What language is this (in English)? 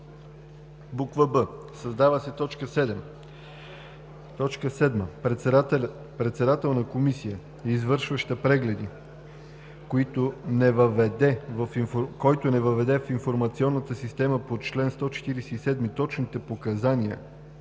Bulgarian